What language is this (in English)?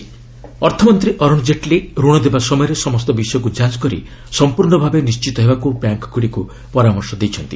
Odia